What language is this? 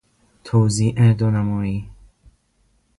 Persian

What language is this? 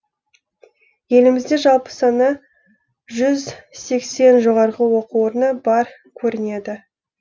Kazakh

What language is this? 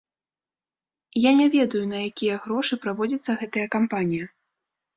Belarusian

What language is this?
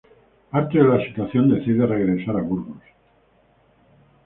Spanish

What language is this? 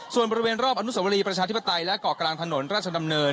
Thai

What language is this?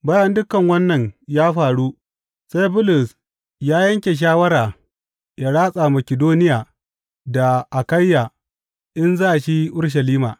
Hausa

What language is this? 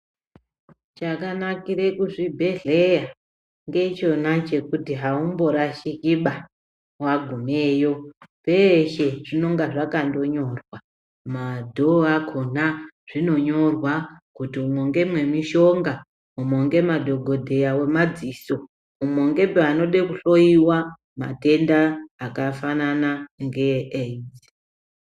Ndau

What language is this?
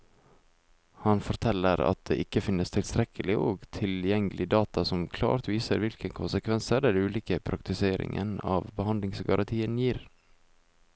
Norwegian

